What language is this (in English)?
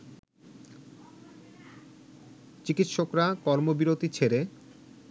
Bangla